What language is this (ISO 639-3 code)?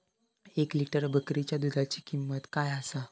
mar